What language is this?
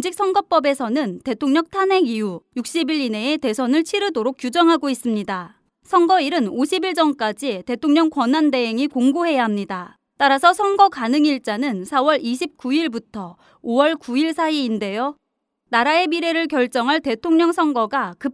Korean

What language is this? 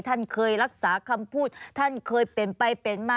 Thai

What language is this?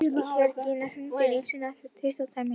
Icelandic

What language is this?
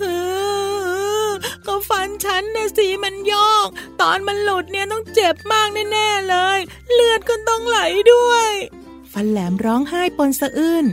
Thai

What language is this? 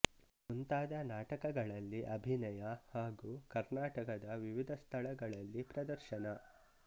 Kannada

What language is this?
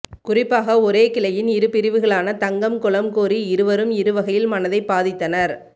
Tamil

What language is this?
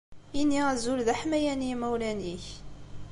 Kabyle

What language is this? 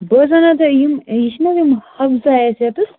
Kashmiri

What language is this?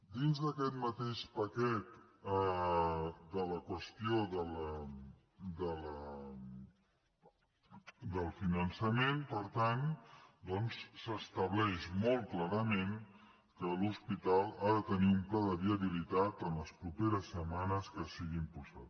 Catalan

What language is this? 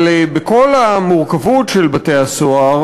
Hebrew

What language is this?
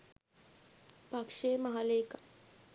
Sinhala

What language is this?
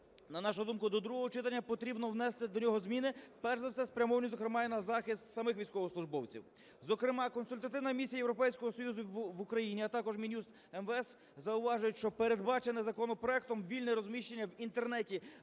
Ukrainian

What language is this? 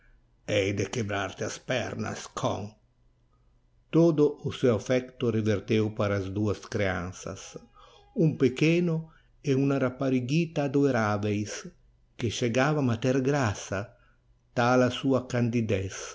Portuguese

